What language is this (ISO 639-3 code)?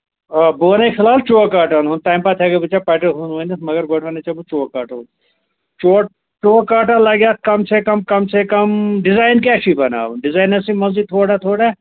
kas